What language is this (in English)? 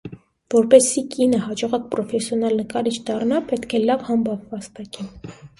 Armenian